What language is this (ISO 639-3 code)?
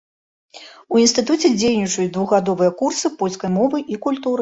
bel